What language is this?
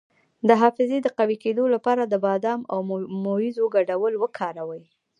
Pashto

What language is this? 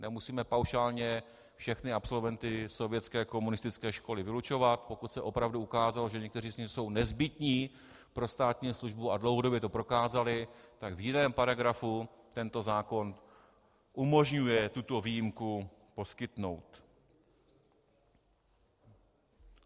Czech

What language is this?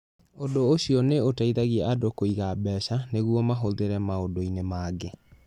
Kikuyu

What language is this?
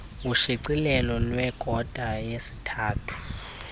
Xhosa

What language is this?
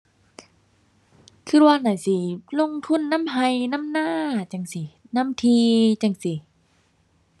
Thai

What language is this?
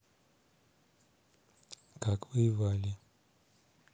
Russian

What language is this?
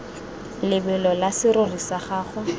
Tswana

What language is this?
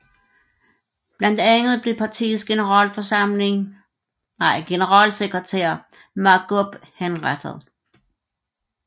Danish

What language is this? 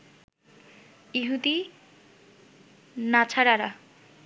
Bangla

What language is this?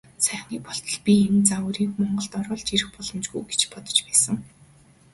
Mongolian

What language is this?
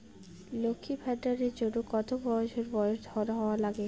Bangla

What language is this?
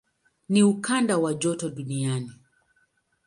Swahili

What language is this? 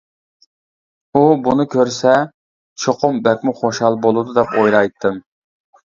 Uyghur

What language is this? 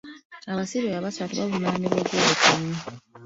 Ganda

